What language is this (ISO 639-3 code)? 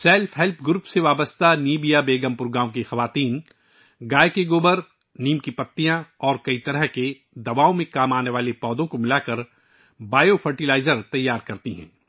urd